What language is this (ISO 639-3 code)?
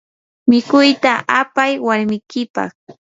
qur